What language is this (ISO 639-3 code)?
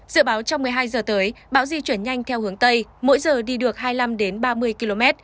vie